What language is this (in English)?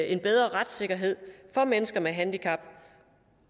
Danish